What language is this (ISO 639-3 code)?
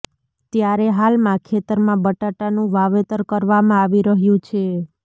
guj